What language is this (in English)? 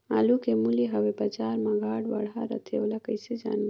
Chhattisgarhi